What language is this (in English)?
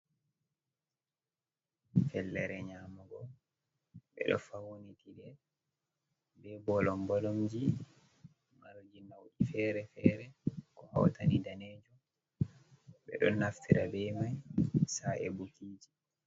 Fula